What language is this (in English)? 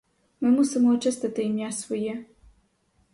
Ukrainian